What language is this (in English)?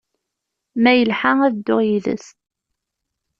Kabyle